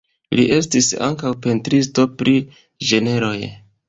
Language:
Esperanto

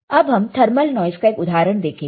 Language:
Hindi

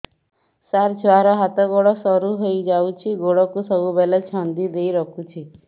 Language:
Odia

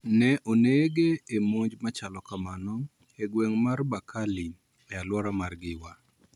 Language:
Luo (Kenya and Tanzania)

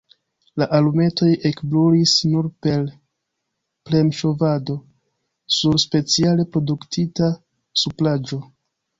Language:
Esperanto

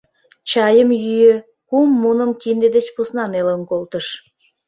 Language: Mari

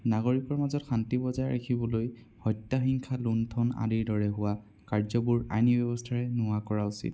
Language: Assamese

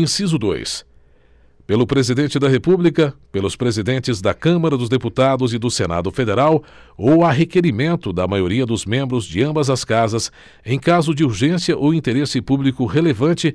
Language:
Portuguese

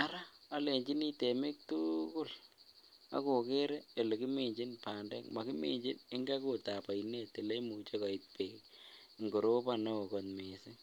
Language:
Kalenjin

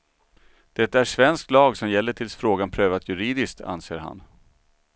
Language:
Swedish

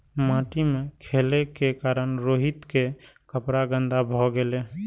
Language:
Maithili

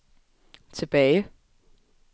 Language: Danish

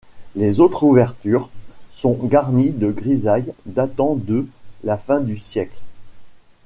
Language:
French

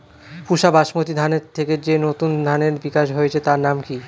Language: Bangla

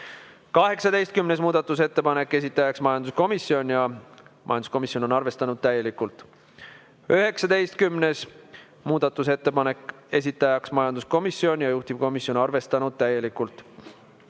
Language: Estonian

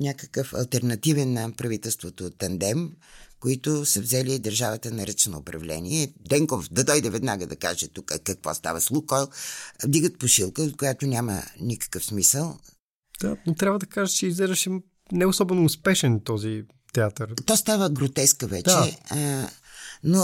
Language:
Bulgarian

